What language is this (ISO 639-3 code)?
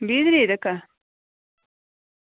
doi